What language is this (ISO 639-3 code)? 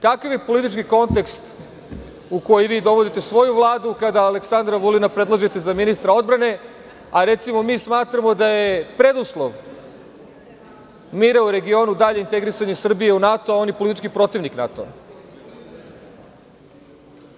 srp